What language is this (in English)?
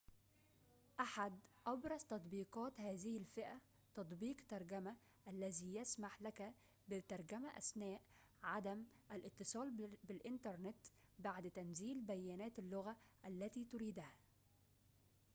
Arabic